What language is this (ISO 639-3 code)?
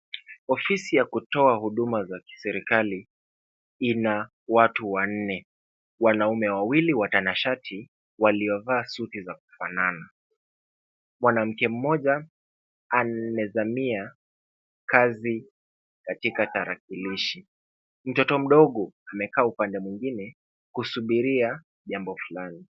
swa